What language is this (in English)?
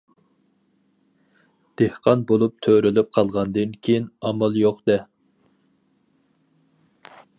Uyghur